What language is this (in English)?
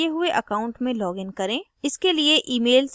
Hindi